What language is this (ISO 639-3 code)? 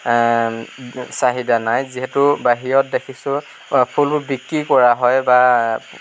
asm